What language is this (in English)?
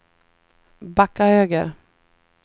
Swedish